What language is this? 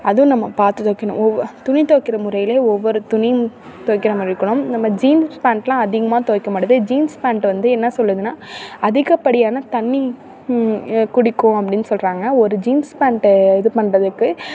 Tamil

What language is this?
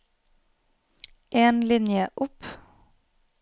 Norwegian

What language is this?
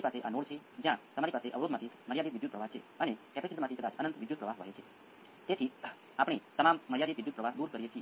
Gujarati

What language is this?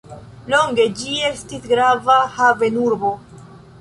Esperanto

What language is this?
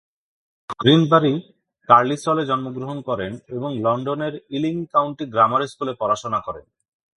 Bangla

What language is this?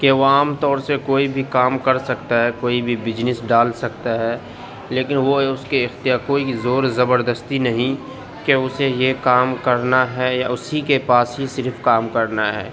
Urdu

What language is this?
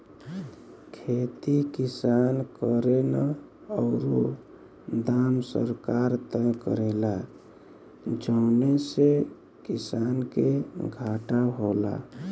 Bhojpuri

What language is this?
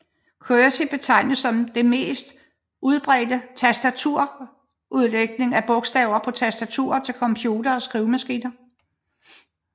Danish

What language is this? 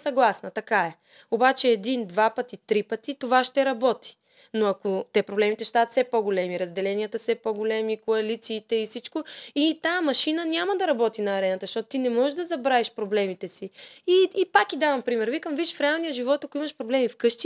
Bulgarian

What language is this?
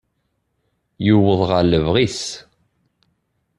Kabyle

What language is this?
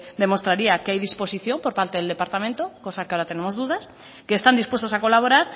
Spanish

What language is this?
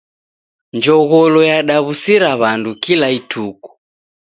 Taita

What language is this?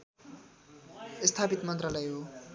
Nepali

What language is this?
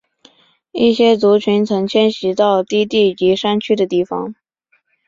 Chinese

